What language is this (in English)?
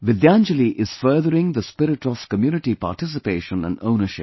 English